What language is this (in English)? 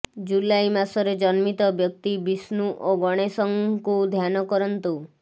Odia